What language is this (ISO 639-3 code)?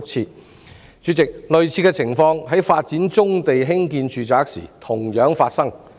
yue